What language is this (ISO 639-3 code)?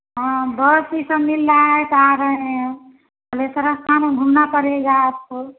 hin